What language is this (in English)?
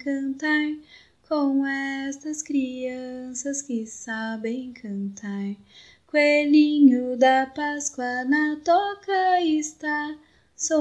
Portuguese